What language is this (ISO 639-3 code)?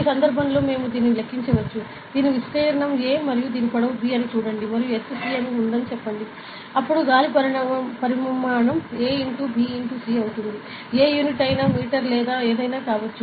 tel